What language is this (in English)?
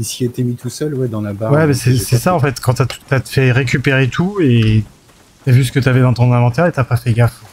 French